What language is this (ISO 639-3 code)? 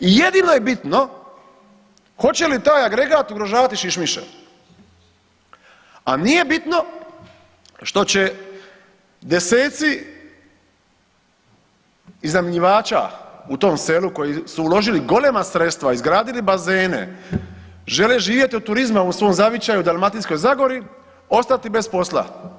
hrv